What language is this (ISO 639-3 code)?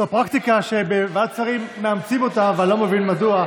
heb